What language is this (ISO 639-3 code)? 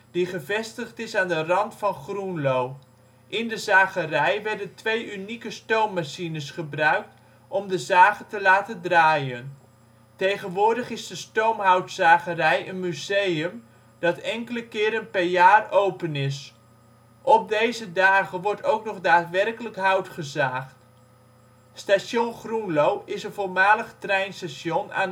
nld